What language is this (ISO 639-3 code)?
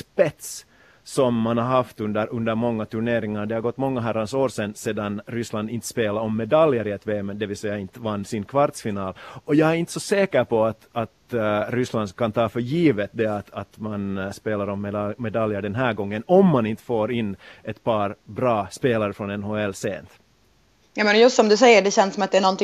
swe